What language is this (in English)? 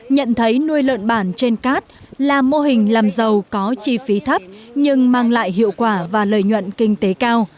Vietnamese